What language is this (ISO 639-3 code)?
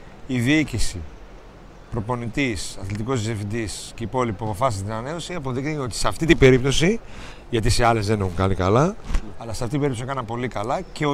ell